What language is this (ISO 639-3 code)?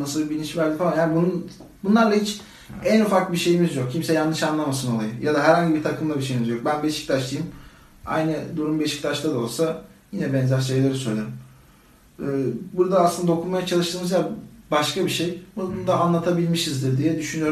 tur